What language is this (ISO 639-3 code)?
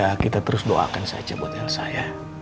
ind